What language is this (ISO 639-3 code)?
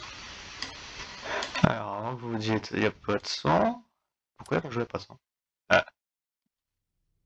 fra